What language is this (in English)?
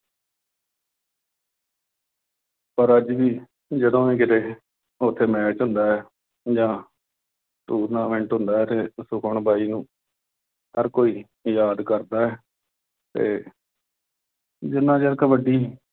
Punjabi